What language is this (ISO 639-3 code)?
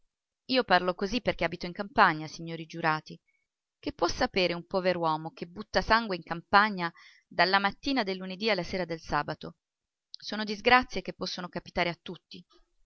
ita